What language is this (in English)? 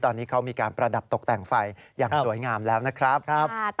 Thai